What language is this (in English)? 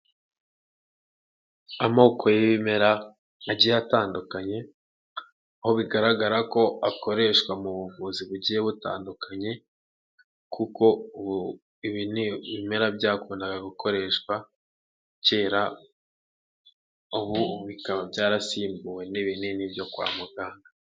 Kinyarwanda